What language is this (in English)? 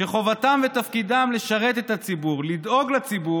Hebrew